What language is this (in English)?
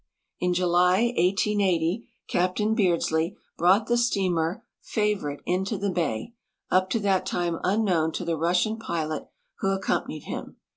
English